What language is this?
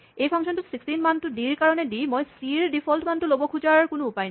Assamese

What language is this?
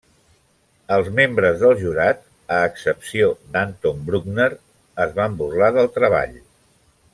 Catalan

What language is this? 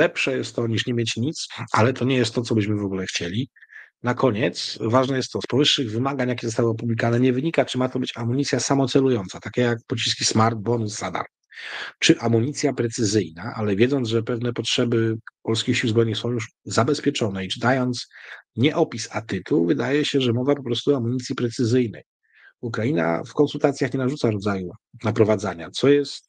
Polish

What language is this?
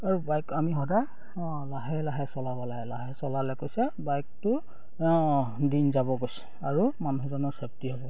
Assamese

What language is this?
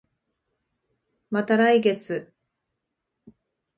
Japanese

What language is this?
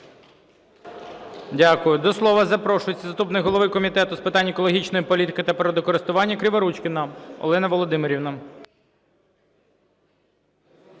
Ukrainian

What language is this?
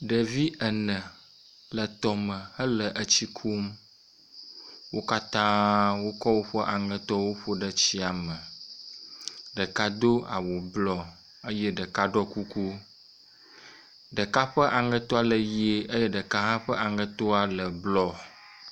Ewe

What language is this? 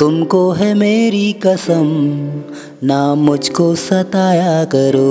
Hindi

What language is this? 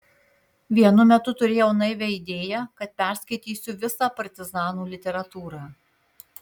Lithuanian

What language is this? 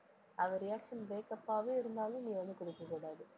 Tamil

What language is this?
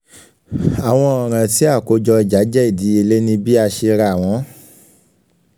Yoruba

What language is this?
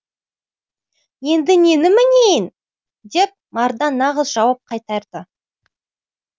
Kazakh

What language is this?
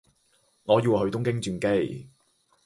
Chinese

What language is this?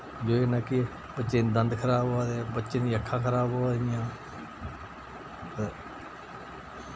Dogri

